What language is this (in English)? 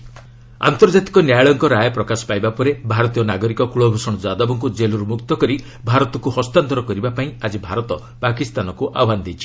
Odia